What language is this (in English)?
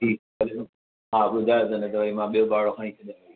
Sindhi